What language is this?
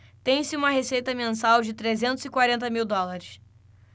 Portuguese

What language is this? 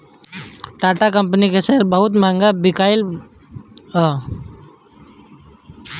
Bhojpuri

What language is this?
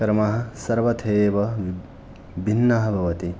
Sanskrit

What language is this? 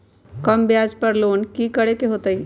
Magahi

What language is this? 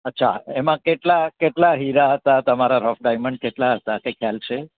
Gujarati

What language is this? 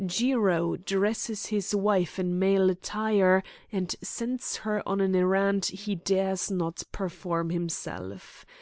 English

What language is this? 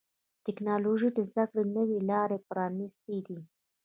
Pashto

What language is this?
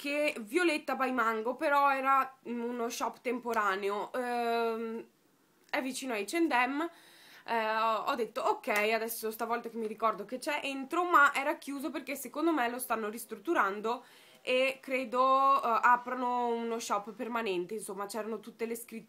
Italian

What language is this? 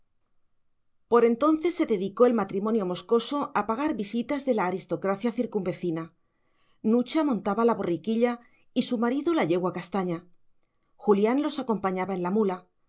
Spanish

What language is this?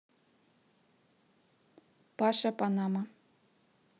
Russian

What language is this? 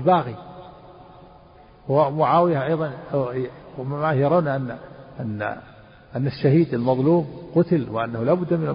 Arabic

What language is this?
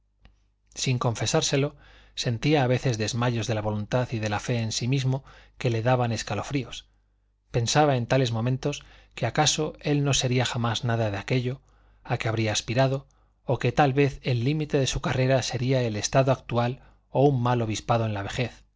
Spanish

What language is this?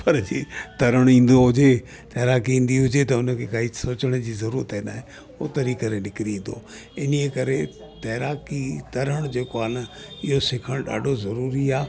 Sindhi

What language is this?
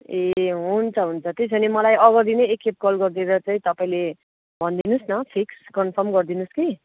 Nepali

